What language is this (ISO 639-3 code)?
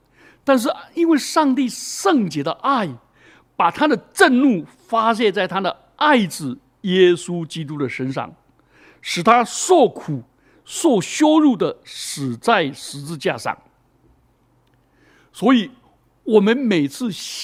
zho